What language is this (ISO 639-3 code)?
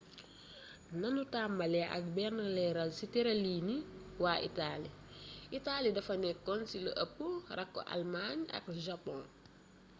wol